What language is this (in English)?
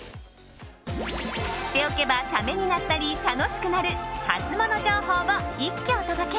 Japanese